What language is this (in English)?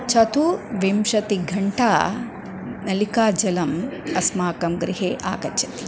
Sanskrit